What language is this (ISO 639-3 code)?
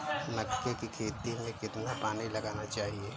hin